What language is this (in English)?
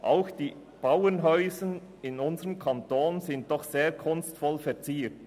Swiss German